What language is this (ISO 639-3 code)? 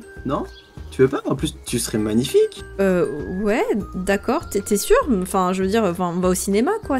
fra